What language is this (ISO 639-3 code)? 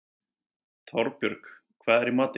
isl